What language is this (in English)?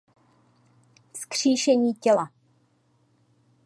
Czech